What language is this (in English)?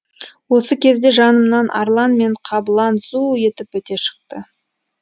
Kazakh